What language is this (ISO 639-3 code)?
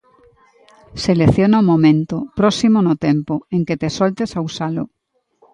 glg